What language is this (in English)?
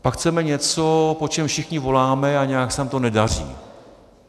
Czech